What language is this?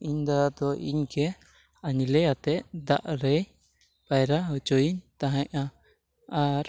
Santali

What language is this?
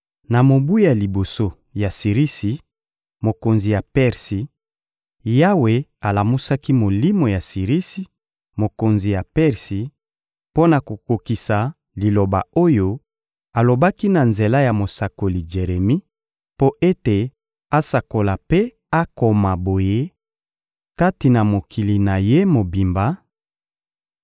Lingala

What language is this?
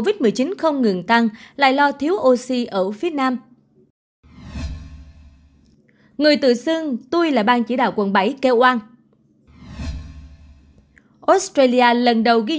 Vietnamese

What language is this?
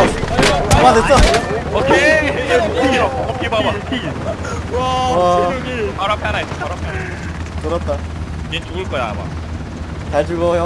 Korean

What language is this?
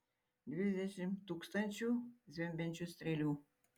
Lithuanian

